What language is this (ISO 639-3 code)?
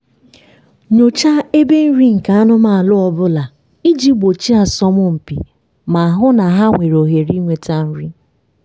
ibo